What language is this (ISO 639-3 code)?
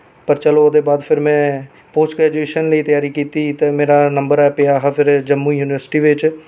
doi